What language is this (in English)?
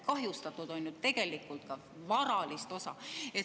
Estonian